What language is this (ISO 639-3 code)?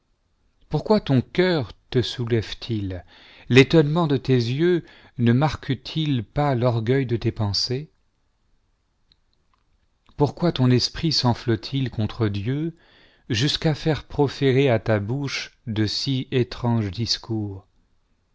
fra